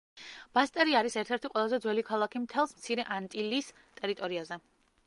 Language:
Georgian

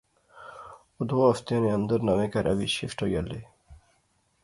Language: Pahari-Potwari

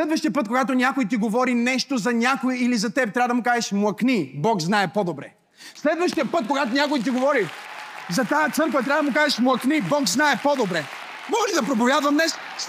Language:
Bulgarian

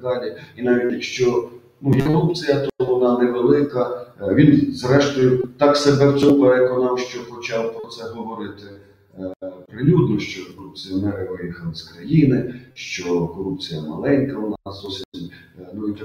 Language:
Ukrainian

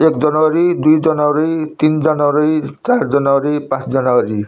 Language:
Nepali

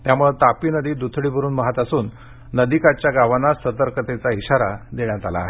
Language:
Marathi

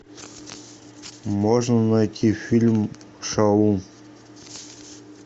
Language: Russian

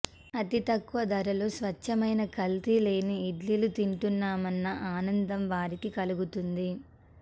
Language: Telugu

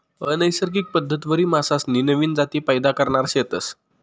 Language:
Marathi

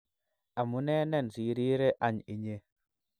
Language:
Kalenjin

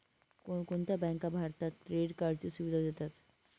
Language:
Marathi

